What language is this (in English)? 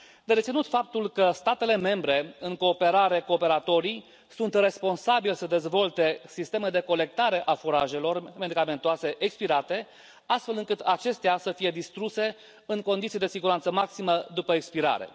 Romanian